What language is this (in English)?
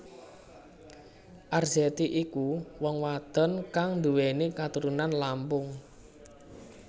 Javanese